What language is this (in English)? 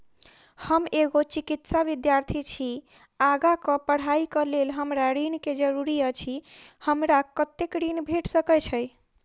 Maithili